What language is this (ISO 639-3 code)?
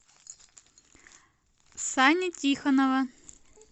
rus